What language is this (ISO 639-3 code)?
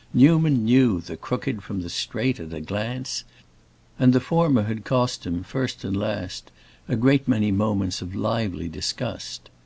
eng